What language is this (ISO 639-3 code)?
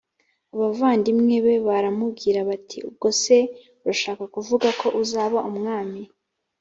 kin